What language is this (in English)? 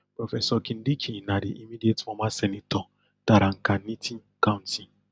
Nigerian Pidgin